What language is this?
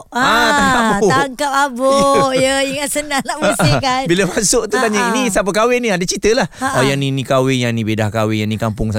Malay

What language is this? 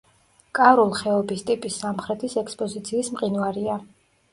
Georgian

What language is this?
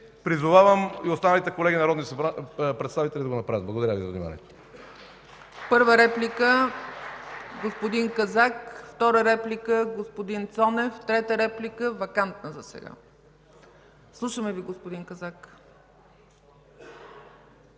Bulgarian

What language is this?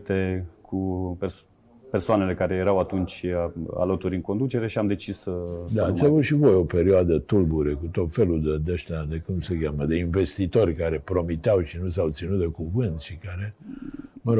Romanian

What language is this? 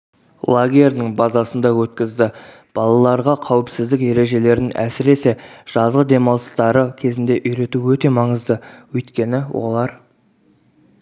Kazakh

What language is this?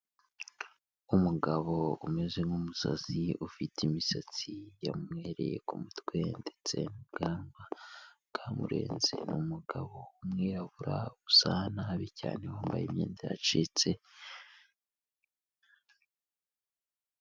Kinyarwanda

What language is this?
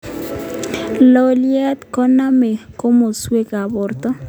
Kalenjin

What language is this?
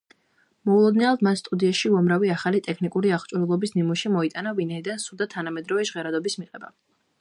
Georgian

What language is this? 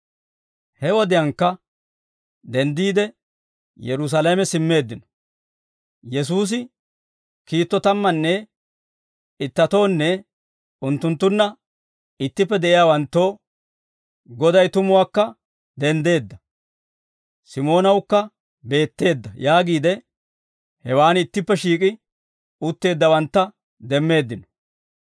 Dawro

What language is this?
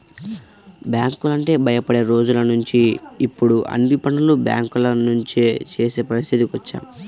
Telugu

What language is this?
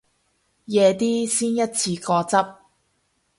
Cantonese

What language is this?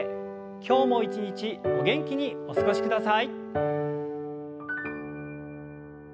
Japanese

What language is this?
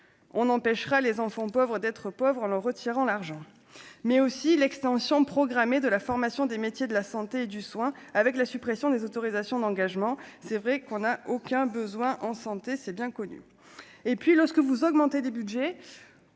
French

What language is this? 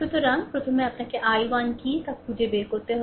Bangla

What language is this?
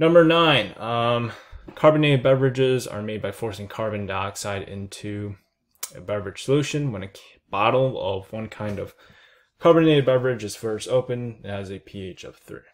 English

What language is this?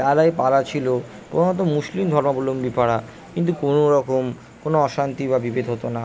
Bangla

